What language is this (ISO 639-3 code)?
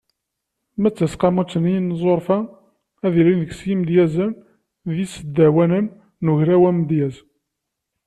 kab